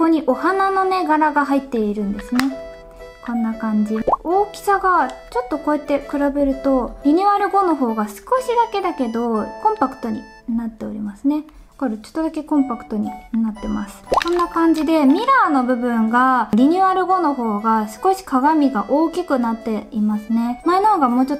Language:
Japanese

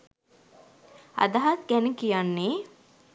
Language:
Sinhala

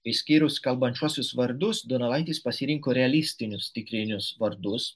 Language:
Lithuanian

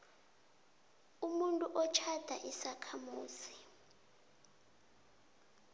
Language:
South Ndebele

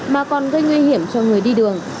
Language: Vietnamese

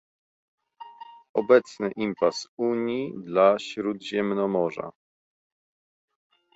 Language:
Polish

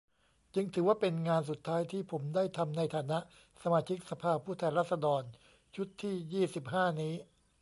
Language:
Thai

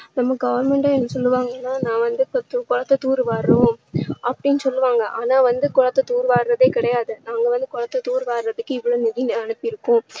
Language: Tamil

